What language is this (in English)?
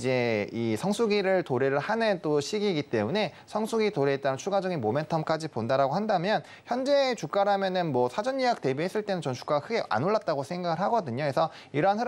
Korean